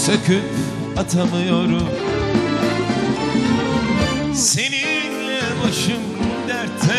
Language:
Turkish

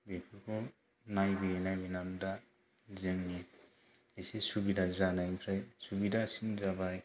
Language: Bodo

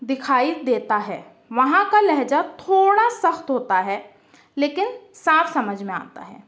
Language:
Urdu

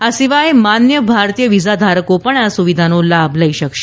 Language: Gujarati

